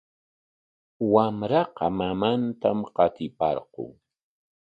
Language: Corongo Ancash Quechua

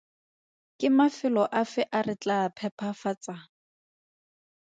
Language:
Tswana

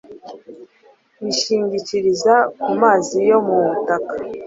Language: Kinyarwanda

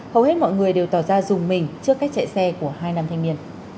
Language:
Vietnamese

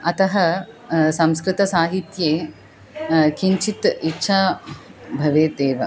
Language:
Sanskrit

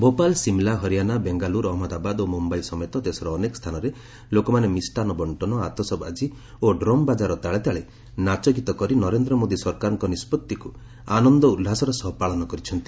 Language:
Odia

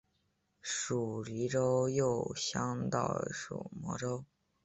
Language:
Chinese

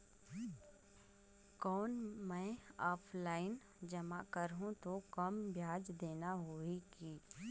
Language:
Chhattisgarhi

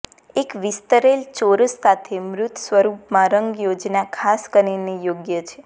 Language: Gujarati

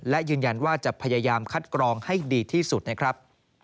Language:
Thai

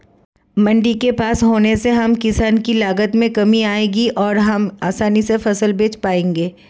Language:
Hindi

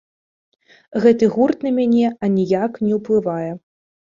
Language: Belarusian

